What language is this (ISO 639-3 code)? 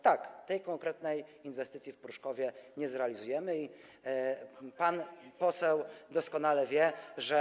pol